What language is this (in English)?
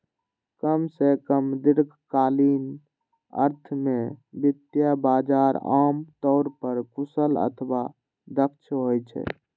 Maithili